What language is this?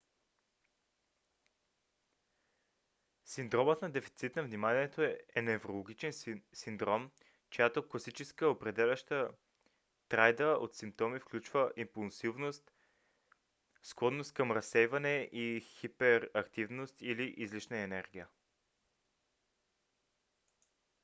Bulgarian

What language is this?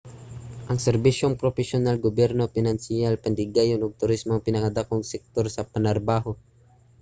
Cebuano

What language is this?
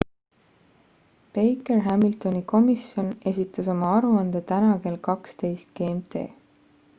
Estonian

